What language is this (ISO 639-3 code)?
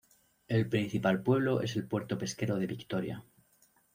spa